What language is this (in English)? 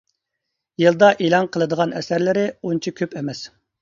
Uyghur